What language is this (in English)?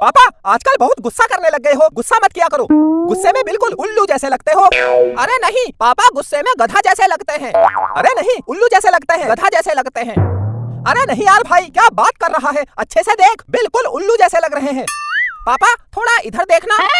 Hindi